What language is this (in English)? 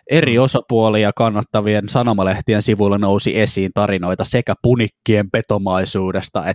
Finnish